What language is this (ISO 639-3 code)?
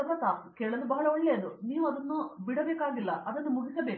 kan